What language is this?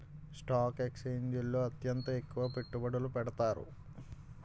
Telugu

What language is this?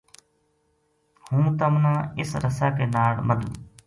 Gujari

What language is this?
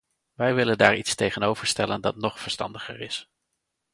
Dutch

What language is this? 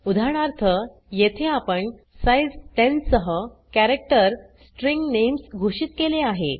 Marathi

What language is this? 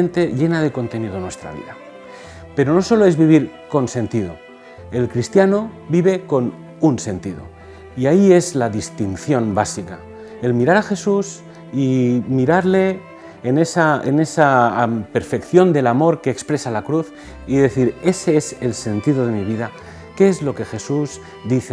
Spanish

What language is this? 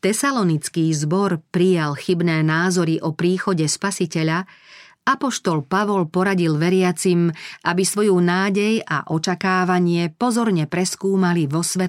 Slovak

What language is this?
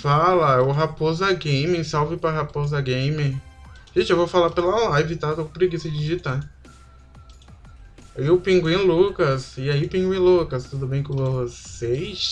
Portuguese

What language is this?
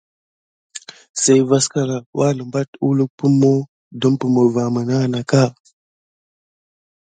Gidar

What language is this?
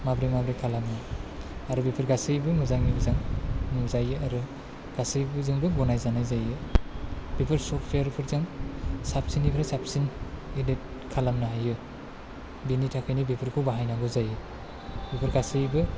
Bodo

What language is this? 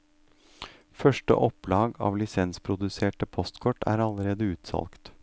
Norwegian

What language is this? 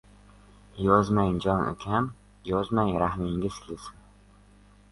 Uzbek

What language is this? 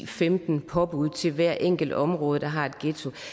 Danish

